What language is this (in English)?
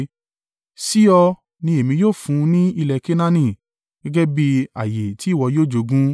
Yoruba